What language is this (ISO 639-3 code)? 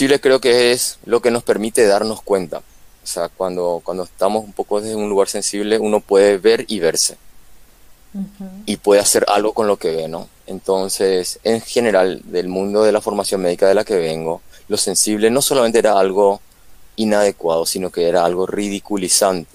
spa